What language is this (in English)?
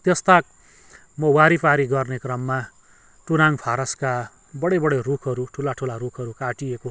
Nepali